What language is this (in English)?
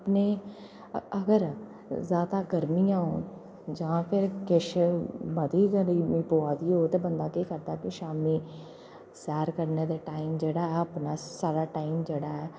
Dogri